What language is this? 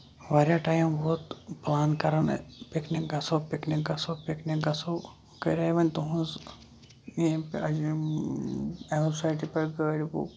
Kashmiri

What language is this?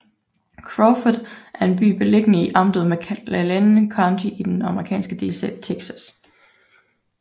Danish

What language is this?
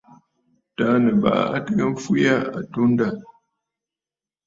Bafut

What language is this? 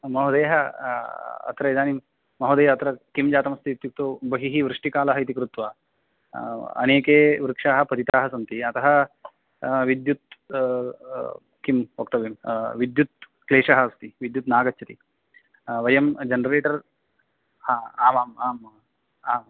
Sanskrit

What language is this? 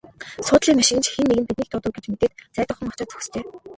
Mongolian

